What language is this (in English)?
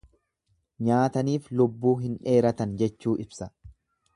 Oromo